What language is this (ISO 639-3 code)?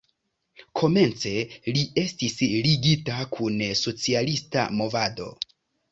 epo